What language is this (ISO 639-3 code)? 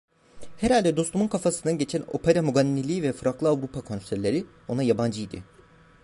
tur